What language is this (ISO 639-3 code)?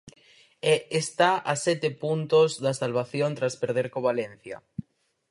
glg